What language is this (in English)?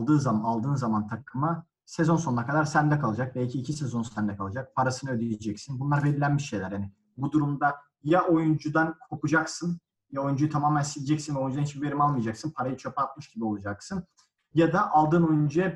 Turkish